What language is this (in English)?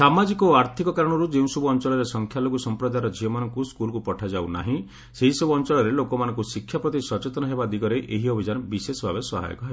Odia